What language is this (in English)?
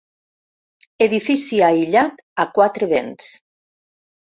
Catalan